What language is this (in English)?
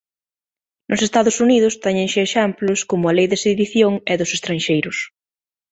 Galician